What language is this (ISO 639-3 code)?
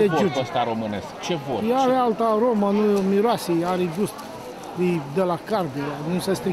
ron